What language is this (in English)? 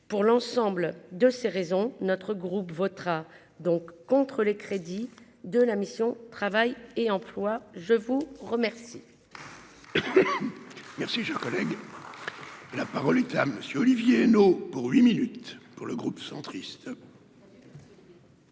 French